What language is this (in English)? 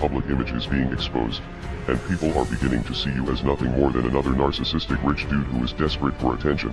Indonesian